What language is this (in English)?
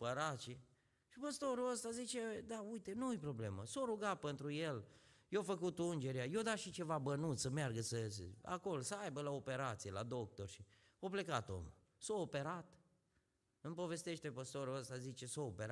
Romanian